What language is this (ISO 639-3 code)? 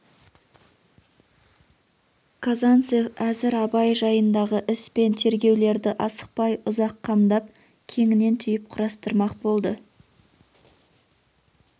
kaz